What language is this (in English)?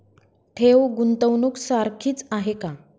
Marathi